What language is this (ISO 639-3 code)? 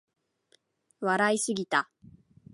jpn